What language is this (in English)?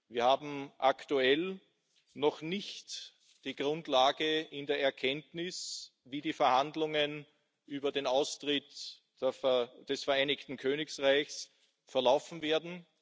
German